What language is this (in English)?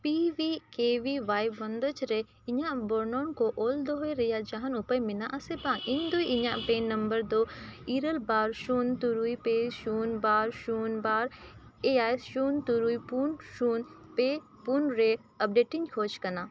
Santali